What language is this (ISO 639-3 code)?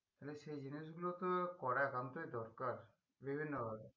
ben